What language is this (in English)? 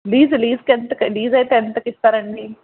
Telugu